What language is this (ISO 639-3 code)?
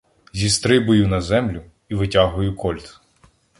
ukr